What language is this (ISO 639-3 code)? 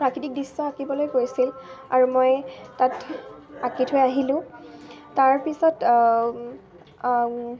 asm